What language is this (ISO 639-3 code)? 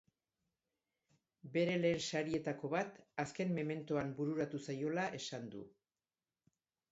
eus